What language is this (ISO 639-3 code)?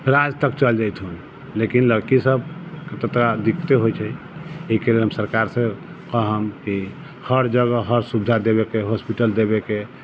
mai